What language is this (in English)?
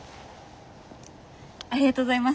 Japanese